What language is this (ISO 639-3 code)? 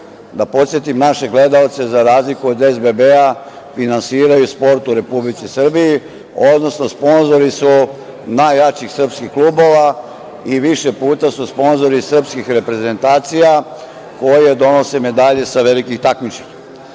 srp